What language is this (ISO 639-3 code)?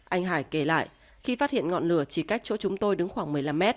vie